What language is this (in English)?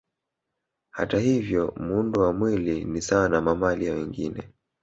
Swahili